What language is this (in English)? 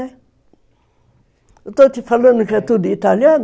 Portuguese